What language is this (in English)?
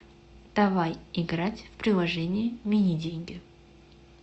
Russian